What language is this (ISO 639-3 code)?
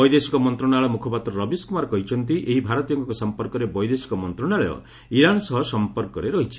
ori